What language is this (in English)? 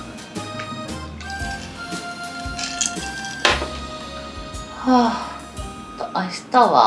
Japanese